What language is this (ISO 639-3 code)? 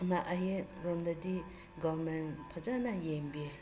mni